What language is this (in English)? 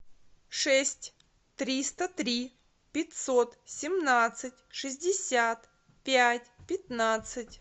Russian